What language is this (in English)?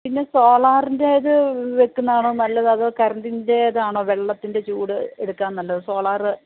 Malayalam